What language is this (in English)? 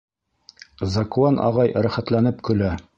Bashkir